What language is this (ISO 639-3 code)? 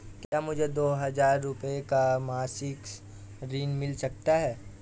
hin